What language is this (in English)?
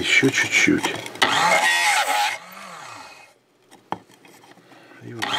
Russian